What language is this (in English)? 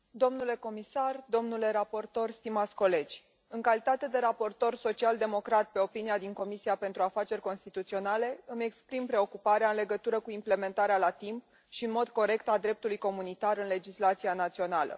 Romanian